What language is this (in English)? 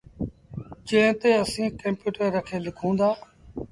Sindhi Bhil